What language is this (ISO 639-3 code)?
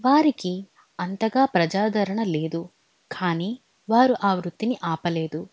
tel